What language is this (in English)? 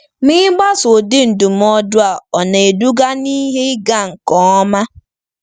Igbo